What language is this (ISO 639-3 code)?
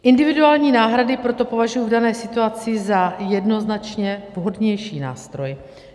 ces